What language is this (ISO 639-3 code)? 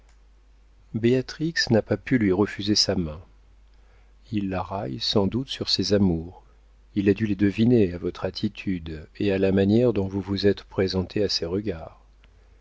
fra